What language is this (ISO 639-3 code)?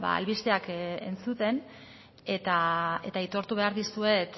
eus